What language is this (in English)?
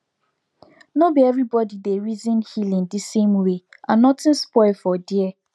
Nigerian Pidgin